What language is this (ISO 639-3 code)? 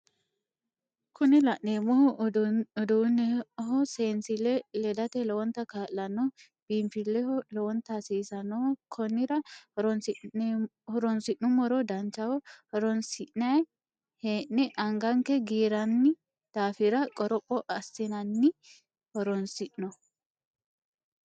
sid